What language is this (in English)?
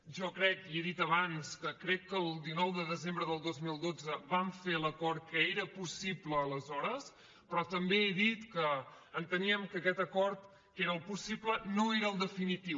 Catalan